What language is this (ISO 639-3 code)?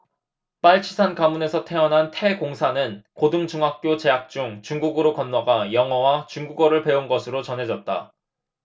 kor